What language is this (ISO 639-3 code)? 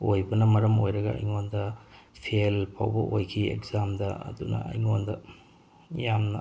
mni